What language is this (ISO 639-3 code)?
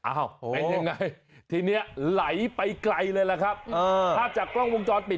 tha